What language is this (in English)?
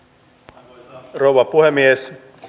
Finnish